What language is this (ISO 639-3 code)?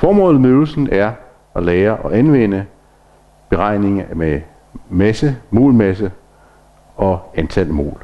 dan